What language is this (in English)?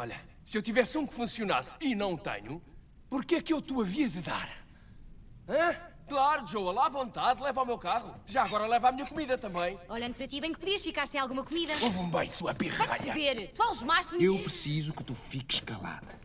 Portuguese